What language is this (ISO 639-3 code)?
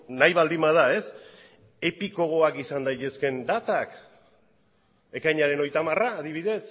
eus